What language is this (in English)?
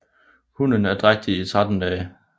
Danish